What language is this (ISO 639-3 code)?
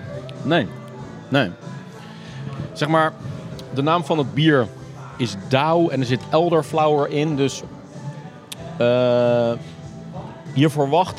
nld